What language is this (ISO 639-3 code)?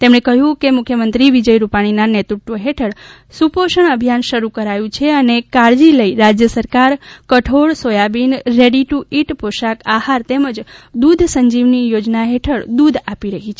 guj